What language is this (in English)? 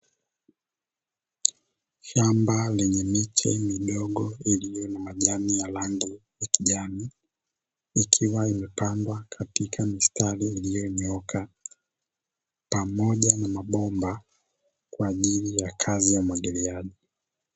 Swahili